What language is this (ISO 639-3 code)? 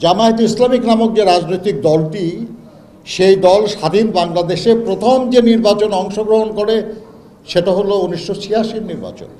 tur